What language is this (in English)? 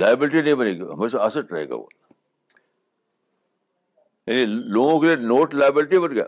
Urdu